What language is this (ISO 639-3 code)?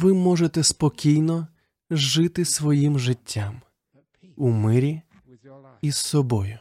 ukr